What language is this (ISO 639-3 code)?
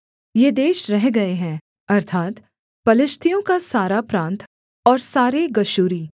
hin